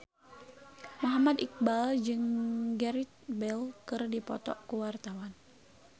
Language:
Sundanese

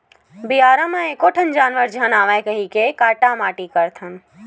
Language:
Chhattisgarhi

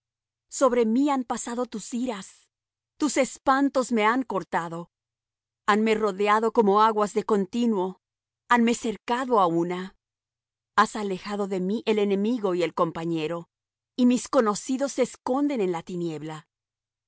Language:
Spanish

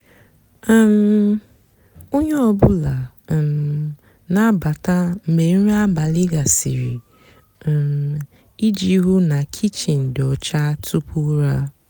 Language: Igbo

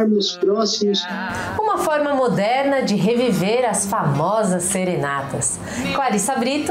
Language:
Portuguese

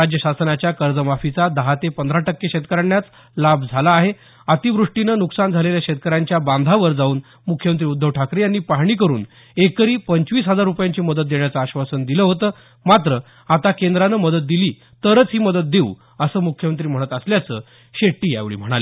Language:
Marathi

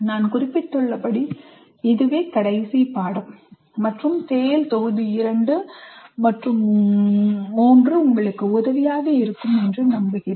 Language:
Tamil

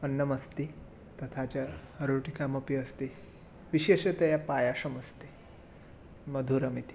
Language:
Sanskrit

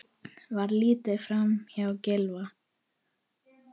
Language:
Icelandic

